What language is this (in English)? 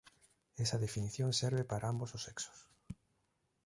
Galician